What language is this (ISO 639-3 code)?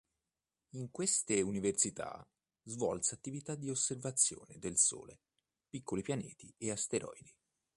ita